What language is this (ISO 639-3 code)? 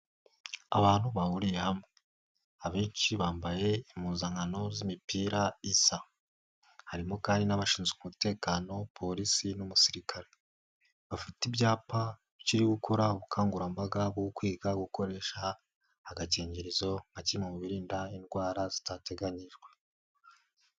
kin